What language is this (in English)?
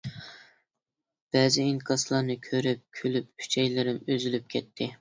Uyghur